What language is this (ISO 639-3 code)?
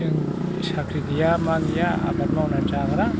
brx